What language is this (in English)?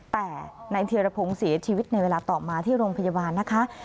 Thai